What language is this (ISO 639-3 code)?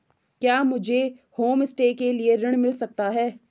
hin